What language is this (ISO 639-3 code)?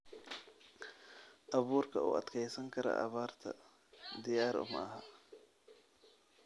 som